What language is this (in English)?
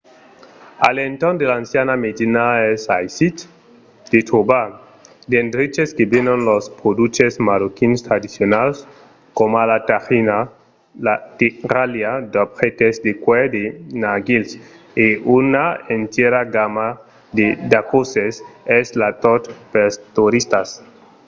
Occitan